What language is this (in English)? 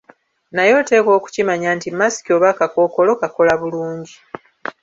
Ganda